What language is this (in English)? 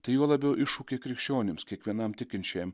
Lithuanian